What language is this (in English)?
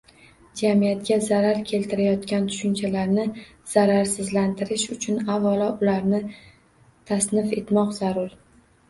Uzbek